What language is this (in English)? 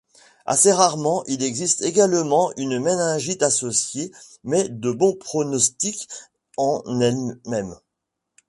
French